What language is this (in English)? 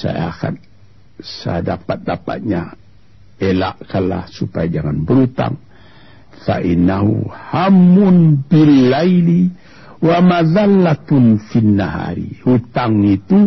Malay